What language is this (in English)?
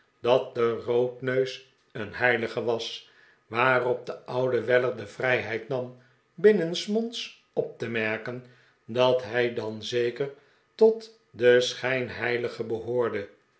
Dutch